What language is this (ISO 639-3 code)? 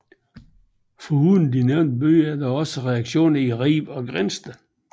dan